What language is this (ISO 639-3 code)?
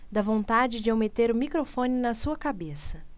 por